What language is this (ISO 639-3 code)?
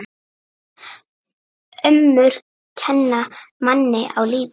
isl